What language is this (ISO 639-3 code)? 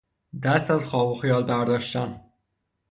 fas